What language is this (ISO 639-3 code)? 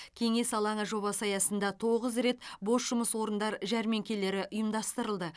kaz